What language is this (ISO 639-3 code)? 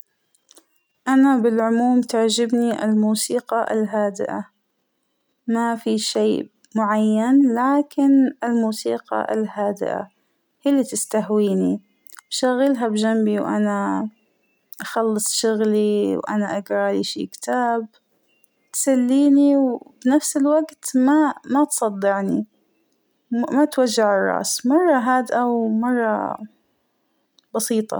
acw